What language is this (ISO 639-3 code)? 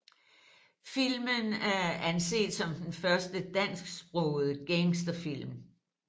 dan